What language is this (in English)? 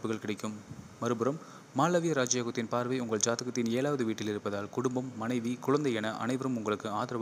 Arabic